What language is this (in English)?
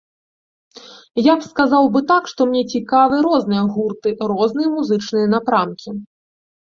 Belarusian